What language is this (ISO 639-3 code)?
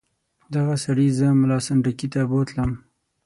pus